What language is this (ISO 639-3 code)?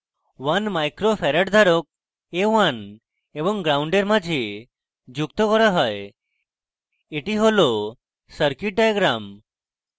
ben